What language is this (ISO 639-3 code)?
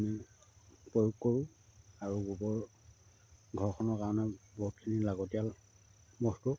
asm